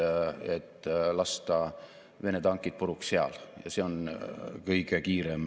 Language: Estonian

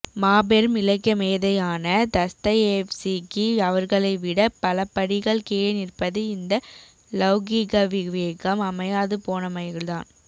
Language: Tamil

